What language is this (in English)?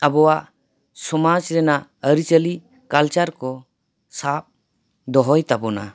Santali